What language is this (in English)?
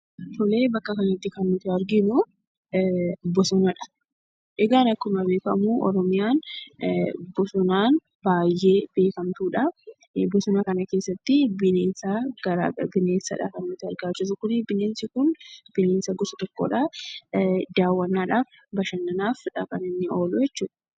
Oromo